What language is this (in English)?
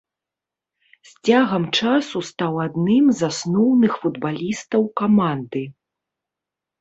Belarusian